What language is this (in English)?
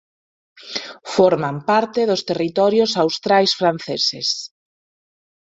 Galician